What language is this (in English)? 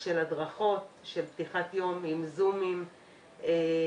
Hebrew